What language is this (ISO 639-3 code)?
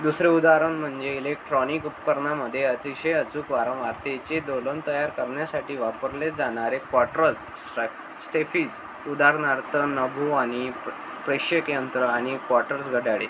mar